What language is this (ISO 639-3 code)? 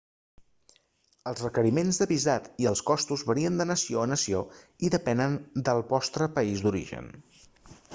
cat